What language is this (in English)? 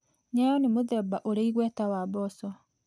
Kikuyu